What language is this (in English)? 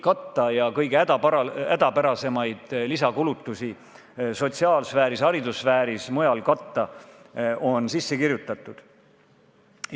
Estonian